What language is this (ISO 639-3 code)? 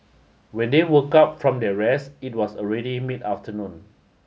eng